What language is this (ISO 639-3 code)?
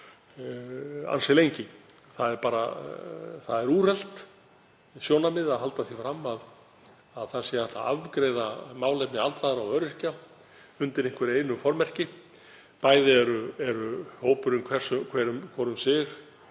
isl